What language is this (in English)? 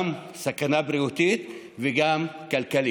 Hebrew